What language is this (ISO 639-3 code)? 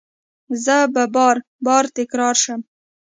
pus